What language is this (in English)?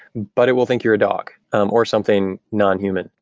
English